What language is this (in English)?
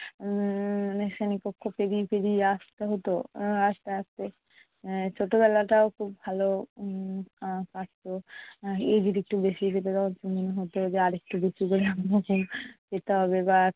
Bangla